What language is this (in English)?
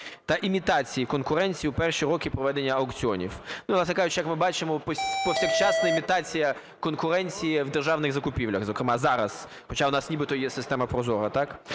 Ukrainian